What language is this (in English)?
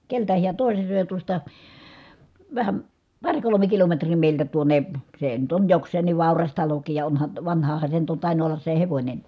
Finnish